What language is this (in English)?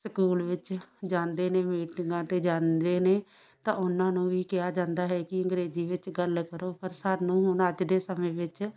Punjabi